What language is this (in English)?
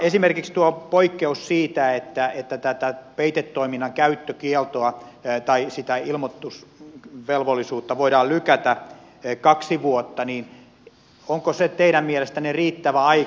Finnish